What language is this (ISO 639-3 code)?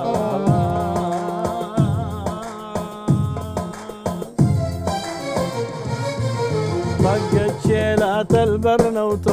ara